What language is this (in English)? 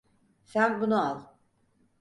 Turkish